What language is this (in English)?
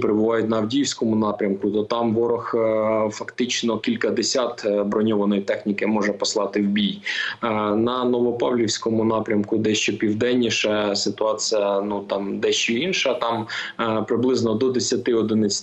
Ukrainian